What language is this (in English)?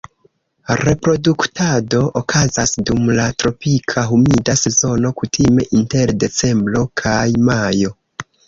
Esperanto